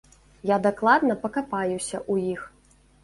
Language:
Belarusian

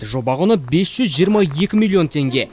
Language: Kazakh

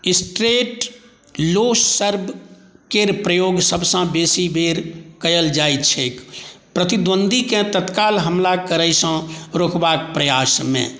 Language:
Maithili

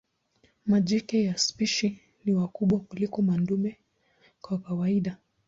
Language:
Swahili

